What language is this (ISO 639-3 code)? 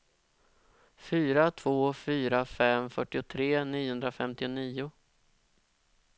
swe